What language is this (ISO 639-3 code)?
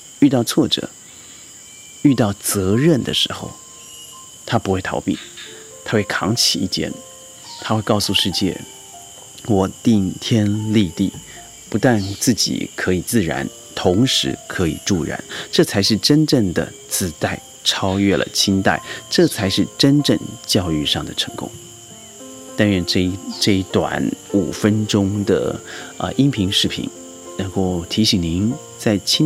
zho